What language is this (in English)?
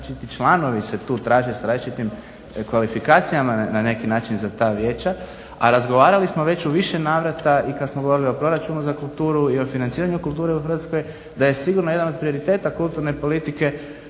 Croatian